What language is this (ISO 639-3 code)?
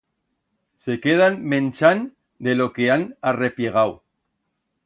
arg